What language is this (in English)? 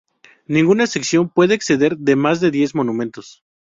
Spanish